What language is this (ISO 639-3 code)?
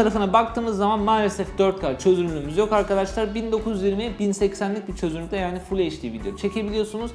tur